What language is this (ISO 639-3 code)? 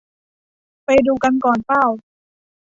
tha